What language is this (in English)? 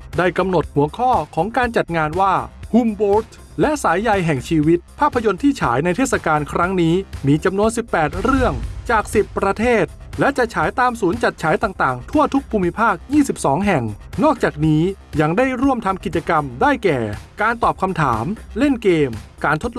Thai